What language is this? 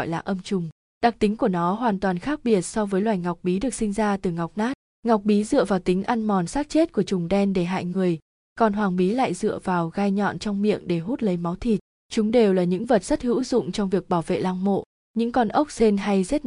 Vietnamese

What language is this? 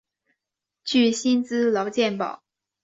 Chinese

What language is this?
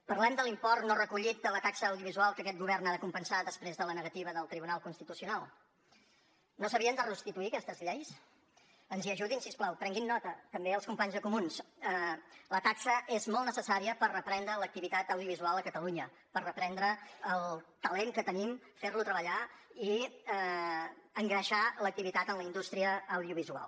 Catalan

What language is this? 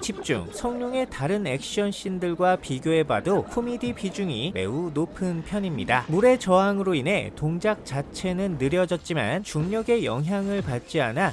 Korean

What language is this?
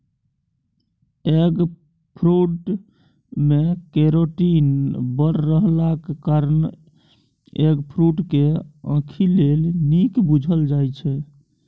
Maithili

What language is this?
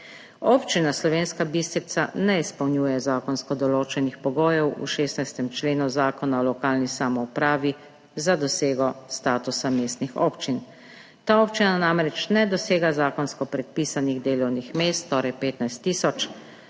Slovenian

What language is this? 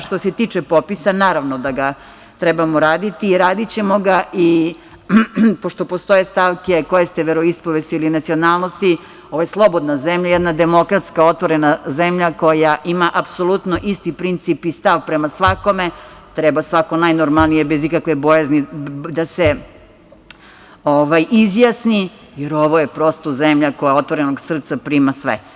Serbian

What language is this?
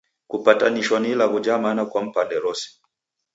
Taita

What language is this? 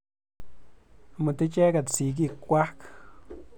Kalenjin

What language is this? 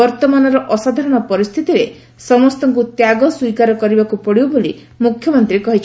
Odia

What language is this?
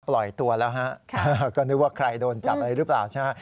Thai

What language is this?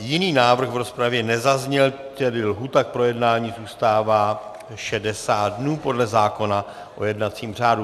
Czech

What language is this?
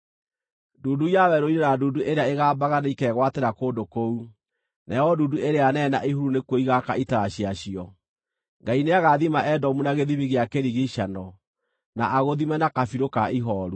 Kikuyu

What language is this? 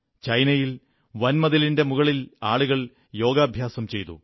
Malayalam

